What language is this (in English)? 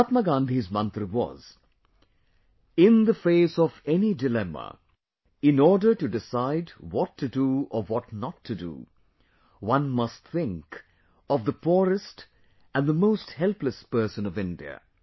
English